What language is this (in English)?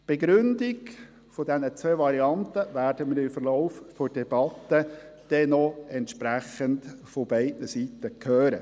Swiss German